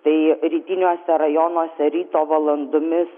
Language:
Lithuanian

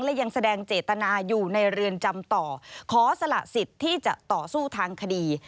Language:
Thai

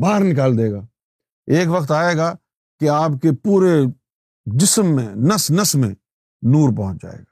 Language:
Urdu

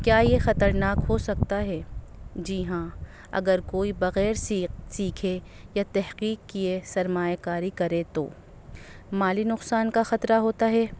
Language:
Urdu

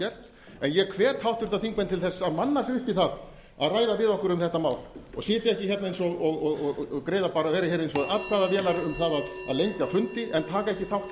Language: Icelandic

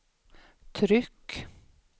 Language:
Swedish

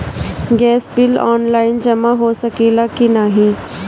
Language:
Bhojpuri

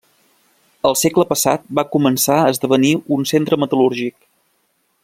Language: Catalan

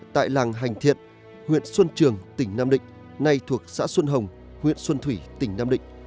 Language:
Vietnamese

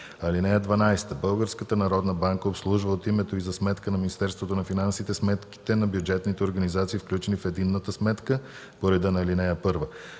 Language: Bulgarian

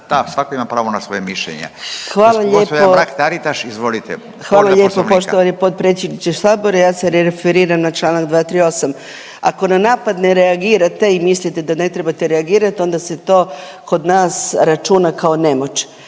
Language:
Croatian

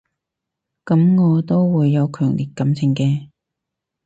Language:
Cantonese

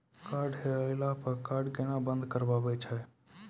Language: Maithili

